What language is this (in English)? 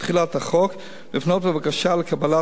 Hebrew